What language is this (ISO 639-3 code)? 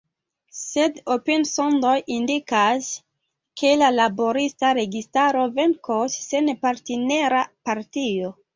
epo